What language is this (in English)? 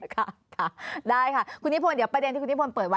Thai